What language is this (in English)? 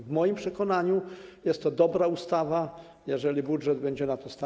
Polish